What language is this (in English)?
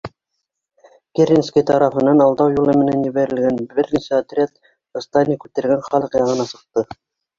Bashkir